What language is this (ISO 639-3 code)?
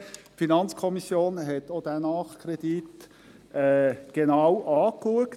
gsw